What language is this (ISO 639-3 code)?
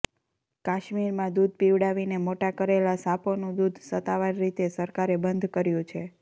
guj